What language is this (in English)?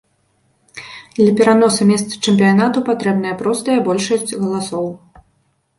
Belarusian